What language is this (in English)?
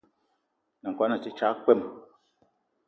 Eton (Cameroon)